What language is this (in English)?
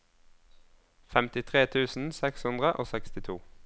Norwegian